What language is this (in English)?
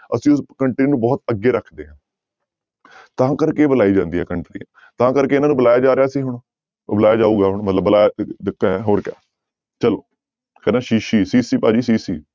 Punjabi